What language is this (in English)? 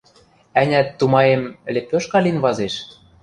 Western Mari